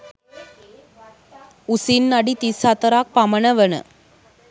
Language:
Sinhala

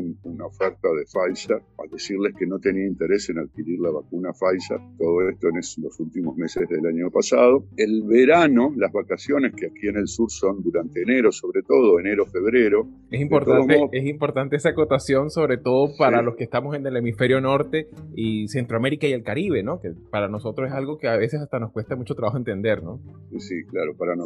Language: Spanish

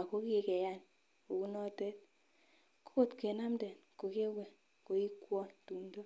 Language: Kalenjin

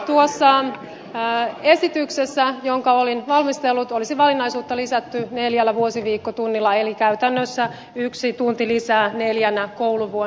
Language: Finnish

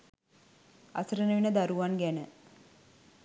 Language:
Sinhala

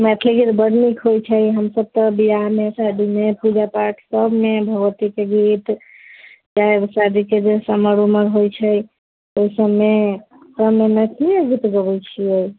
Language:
Maithili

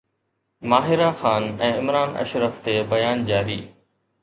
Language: Sindhi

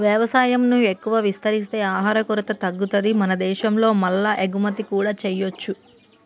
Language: Telugu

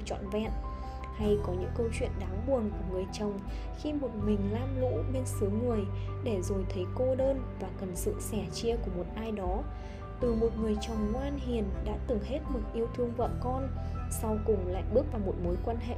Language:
Vietnamese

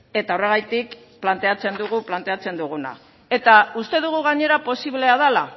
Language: Basque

